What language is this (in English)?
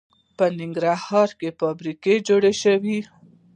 Pashto